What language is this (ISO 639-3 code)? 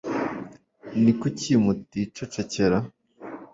kin